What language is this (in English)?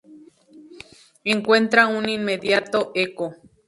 Spanish